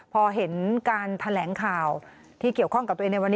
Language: Thai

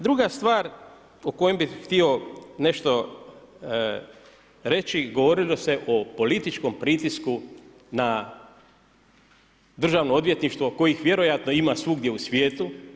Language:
Croatian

